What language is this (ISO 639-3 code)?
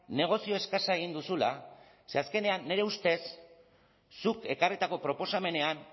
eus